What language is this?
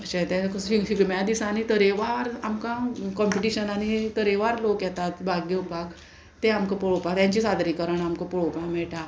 Konkani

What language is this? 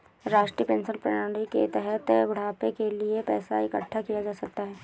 Hindi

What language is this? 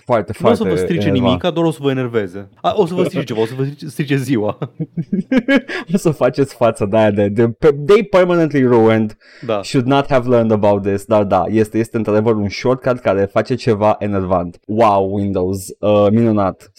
Romanian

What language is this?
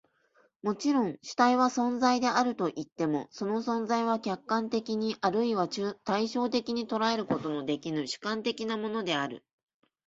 Japanese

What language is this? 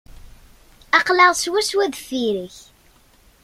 Kabyle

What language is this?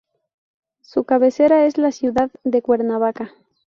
Spanish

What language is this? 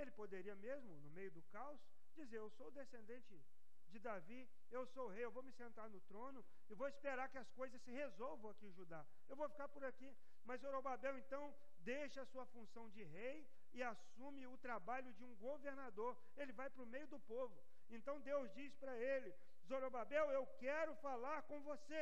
Portuguese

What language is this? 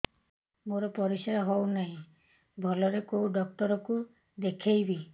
Odia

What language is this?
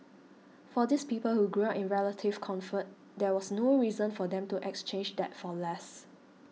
English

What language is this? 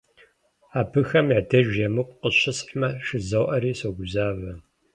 Kabardian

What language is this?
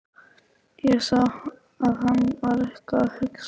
Icelandic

